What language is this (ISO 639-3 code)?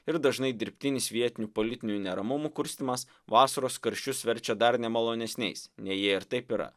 lit